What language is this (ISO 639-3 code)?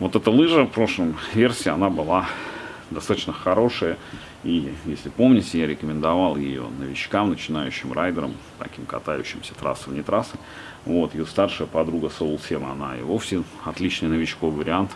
rus